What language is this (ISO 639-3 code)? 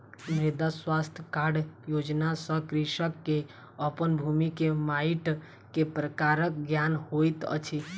mai